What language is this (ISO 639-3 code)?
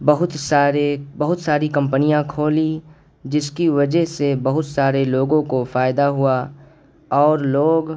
urd